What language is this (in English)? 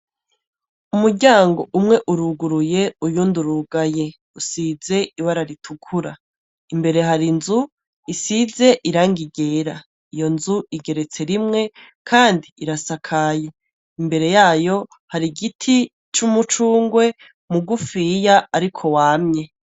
Rundi